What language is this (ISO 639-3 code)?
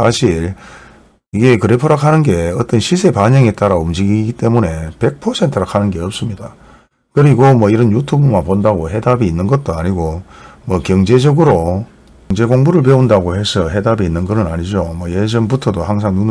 kor